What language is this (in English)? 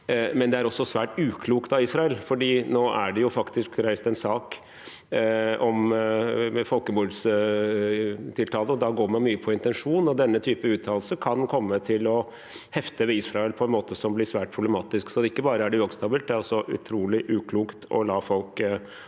Norwegian